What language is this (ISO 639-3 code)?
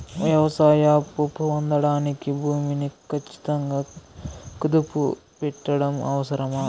tel